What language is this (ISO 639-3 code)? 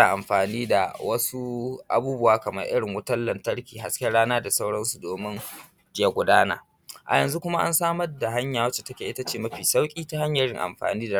hau